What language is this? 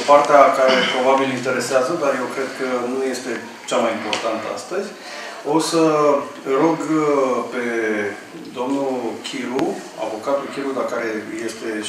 Romanian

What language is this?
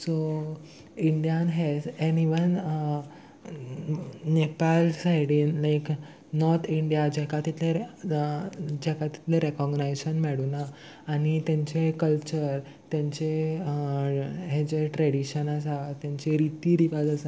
Konkani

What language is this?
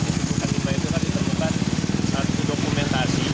Indonesian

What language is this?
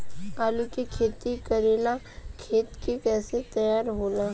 Bhojpuri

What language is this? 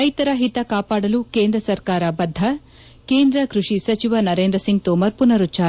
Kannada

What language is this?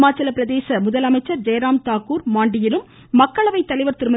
Tamil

